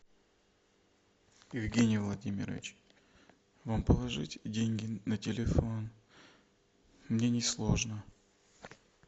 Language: Russian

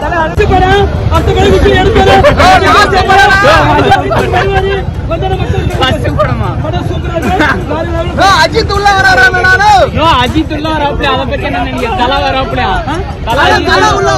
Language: Tamil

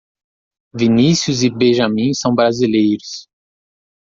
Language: Portuguese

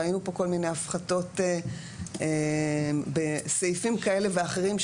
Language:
Hebrew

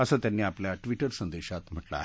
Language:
Marathi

